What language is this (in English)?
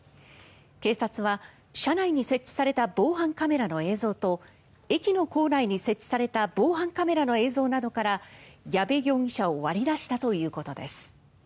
Japanese